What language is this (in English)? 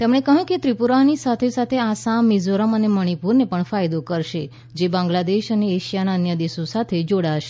Gujarati